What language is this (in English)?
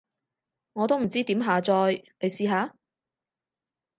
Cantonese